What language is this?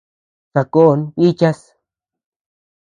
Tepeuxila Cuicatec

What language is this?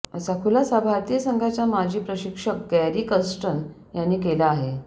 Marathi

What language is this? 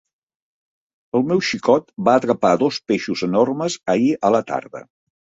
Catalan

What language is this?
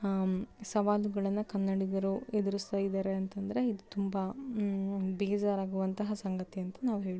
Kannada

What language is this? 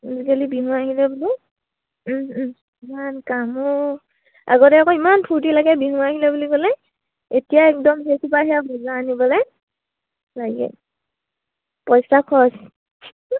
Assamese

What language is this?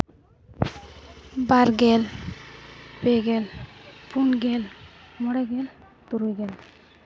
Santali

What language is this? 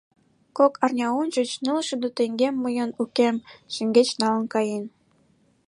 Mari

